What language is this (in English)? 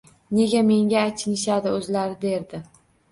Uzbek